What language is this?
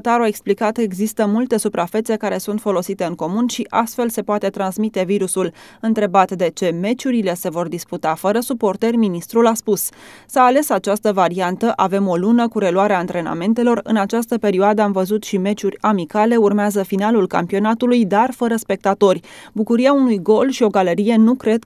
Romanian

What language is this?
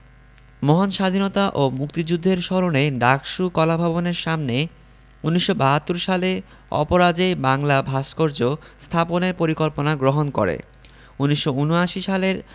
Bangla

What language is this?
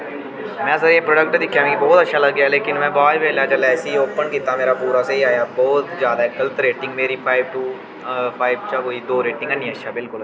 Dogri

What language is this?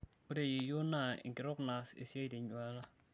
Masai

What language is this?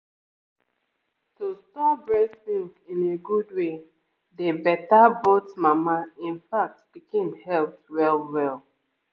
Nigerian Pidgin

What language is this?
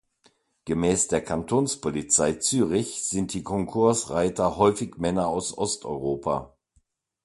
German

